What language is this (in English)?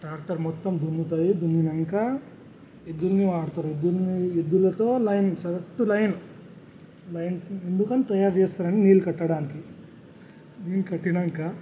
Telugu